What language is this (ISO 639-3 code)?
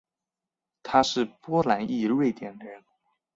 zho